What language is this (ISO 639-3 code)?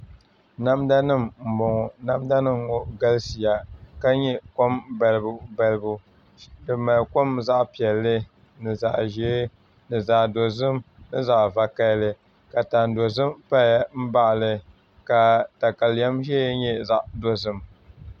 dag